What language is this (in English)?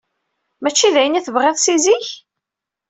Kabyle